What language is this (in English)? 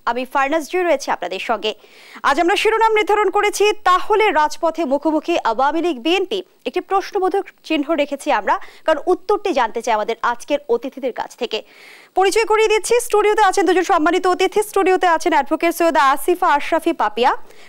Romanian